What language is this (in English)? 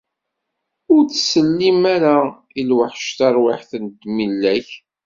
Kabyle